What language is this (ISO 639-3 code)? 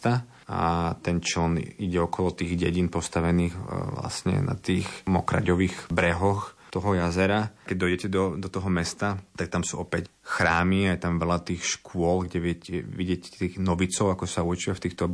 slk